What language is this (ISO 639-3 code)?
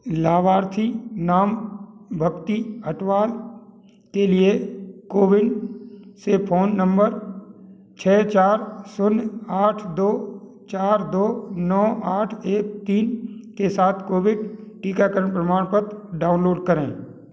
hin